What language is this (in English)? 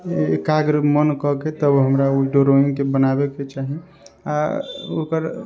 Maithili